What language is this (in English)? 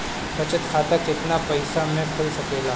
Bhojpuri